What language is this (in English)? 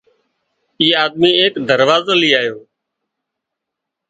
Wadiyara Koli